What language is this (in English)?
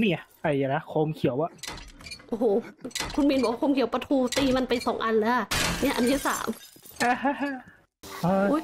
Thai